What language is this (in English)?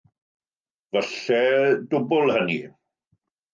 Welsh